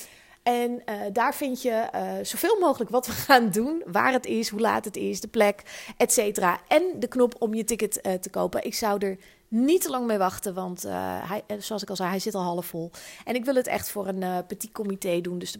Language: Dutch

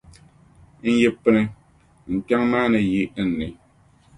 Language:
Dagbani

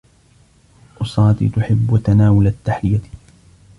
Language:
Arabic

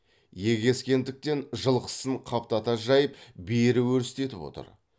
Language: Kazakh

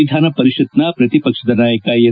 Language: Kannada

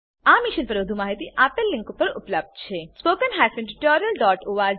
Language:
Gujarati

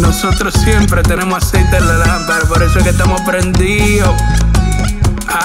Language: Spanish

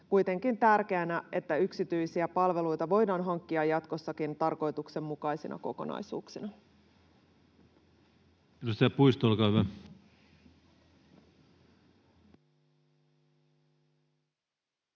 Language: Finnish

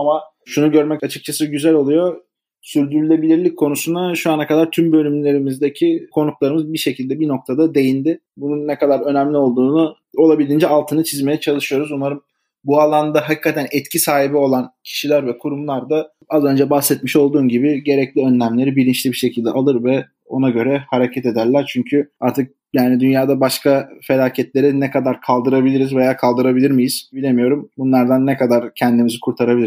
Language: Turkish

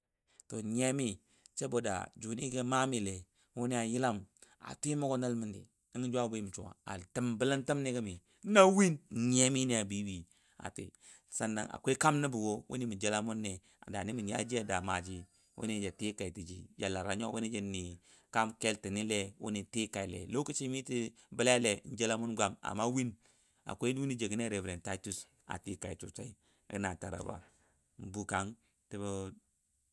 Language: Dadiya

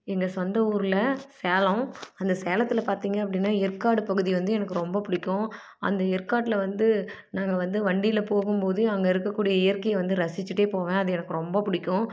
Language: Tamil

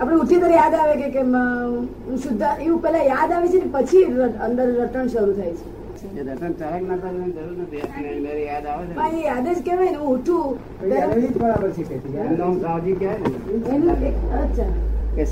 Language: Gujarati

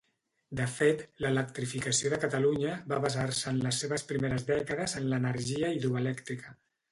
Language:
Catalan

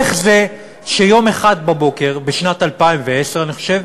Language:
Hebrew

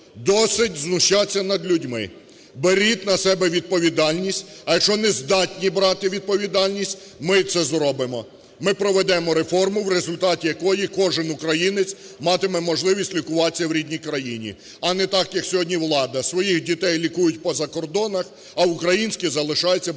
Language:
Ukrainian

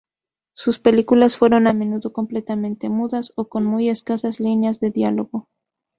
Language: Spanish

